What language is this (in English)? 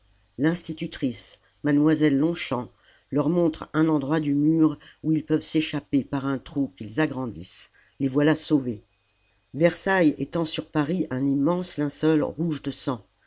French